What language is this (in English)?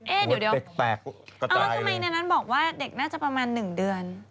Thai